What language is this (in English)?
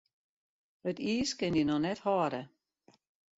Western Frisian